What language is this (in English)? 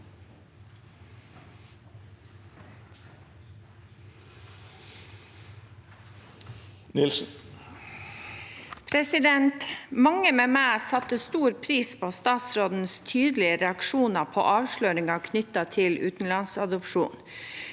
Norwegian